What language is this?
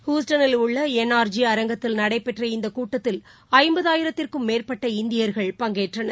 Tamil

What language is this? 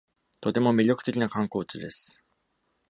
Japanese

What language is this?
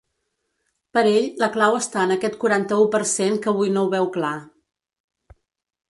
Catalan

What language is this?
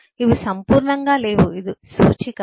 Telugu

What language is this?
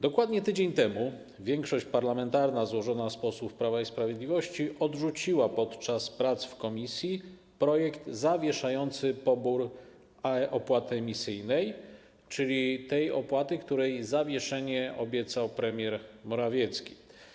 Polish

